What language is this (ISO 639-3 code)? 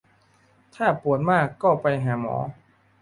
tha